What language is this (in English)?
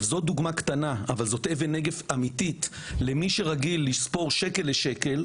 Hebrew